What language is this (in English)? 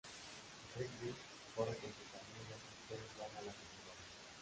Spanish